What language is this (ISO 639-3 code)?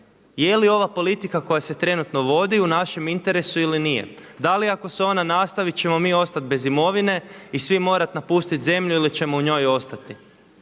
hrv